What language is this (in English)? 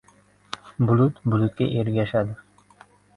Uzbek